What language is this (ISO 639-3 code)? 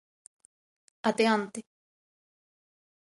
glg